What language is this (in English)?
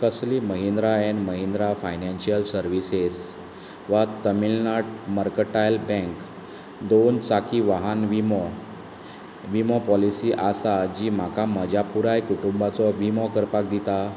Konkani